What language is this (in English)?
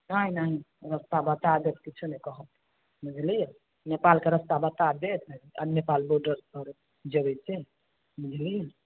Maithili